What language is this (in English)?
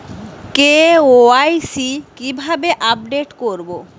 Bangla